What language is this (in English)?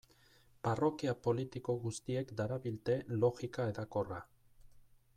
Basque